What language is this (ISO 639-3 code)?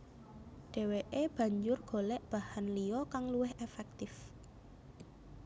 jav